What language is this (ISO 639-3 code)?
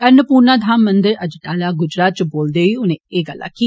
doi